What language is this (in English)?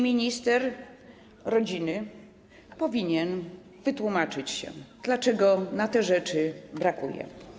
Polish